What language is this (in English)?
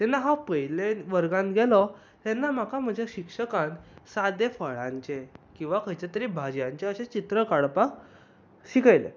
Konkani